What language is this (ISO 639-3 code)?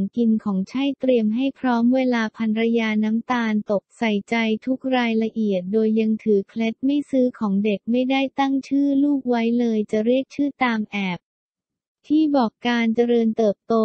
tha